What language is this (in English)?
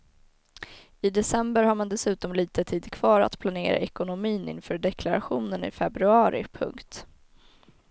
Swedish